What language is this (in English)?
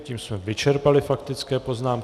Czech